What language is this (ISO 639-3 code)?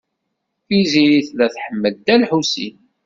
kab